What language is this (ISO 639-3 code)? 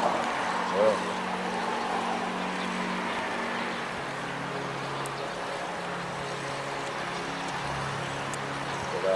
ind